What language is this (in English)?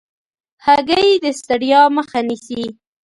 Pashto